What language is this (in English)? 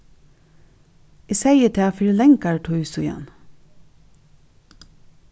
Faroese